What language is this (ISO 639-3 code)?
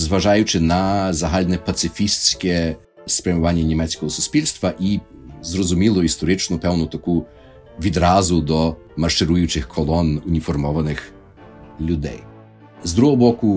ukr